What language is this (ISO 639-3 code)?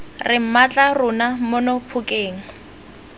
tsn